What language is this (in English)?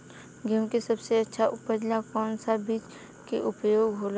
Bhojpuri